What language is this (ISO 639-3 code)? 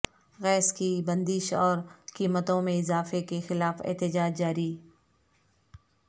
urd